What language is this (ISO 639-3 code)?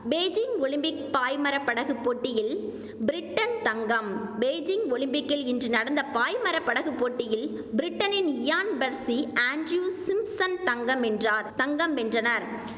tam